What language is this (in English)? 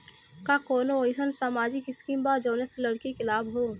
Bhojpuri